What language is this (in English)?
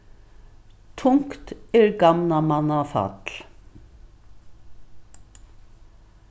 Faroese